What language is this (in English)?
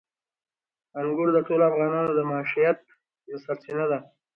Pashto